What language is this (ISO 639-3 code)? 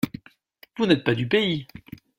fra